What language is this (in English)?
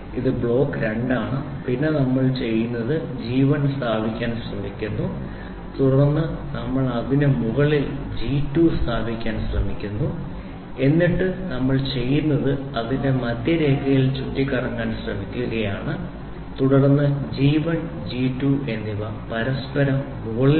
Malayalam